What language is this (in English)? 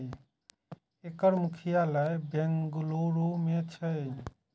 Maithili